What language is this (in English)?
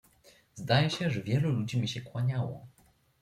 Polish